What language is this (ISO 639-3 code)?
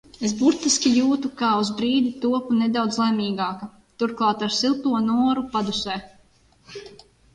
lav